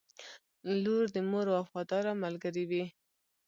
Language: Pashto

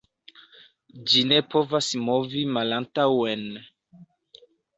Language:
Esperanto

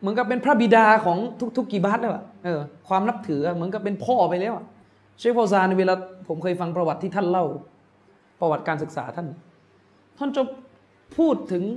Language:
Thai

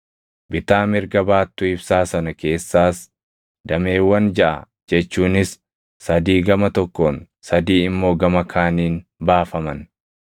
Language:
Oromo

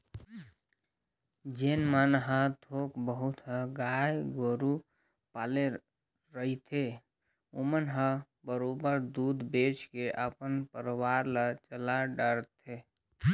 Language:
Chhattisgarhi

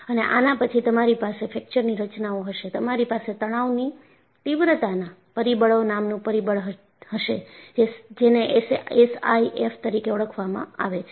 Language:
Gujarati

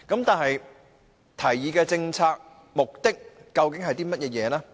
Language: Cantonese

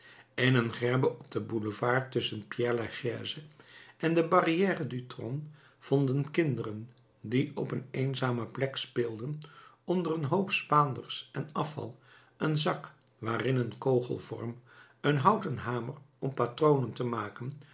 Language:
Dutch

